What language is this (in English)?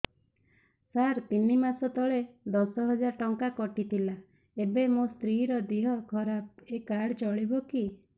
Odia